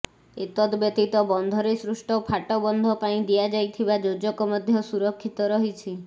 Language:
Odia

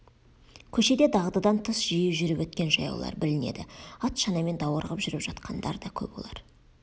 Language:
Kazakh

